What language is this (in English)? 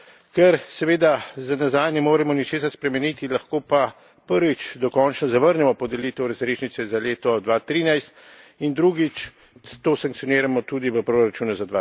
Slovenian